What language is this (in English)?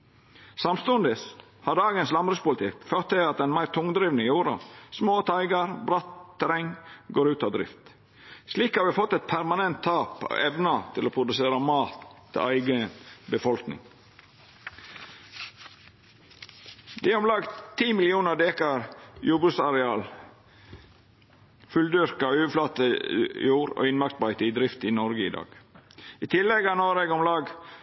Norwegian Nynorsk